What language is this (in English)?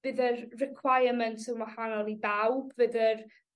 Welsh